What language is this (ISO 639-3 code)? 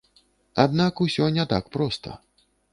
bel